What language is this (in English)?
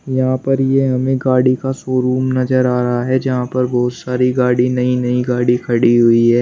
Hindi